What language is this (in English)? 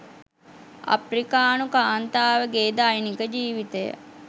Sinhala